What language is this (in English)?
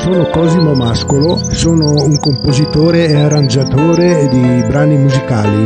Italian